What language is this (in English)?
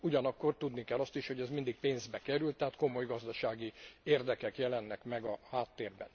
Hungarian